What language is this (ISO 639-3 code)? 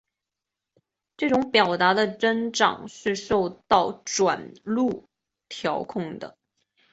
zho